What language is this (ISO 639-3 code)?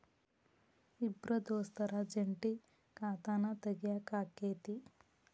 kan